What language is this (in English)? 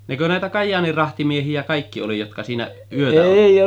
Finnish